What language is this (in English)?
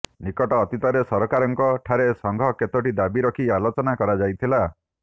Odia